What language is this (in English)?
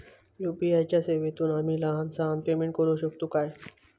Marathi